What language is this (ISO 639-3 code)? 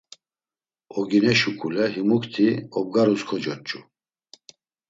lzz